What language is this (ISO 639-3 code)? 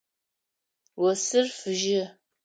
ady